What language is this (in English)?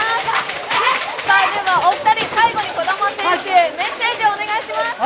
Japanese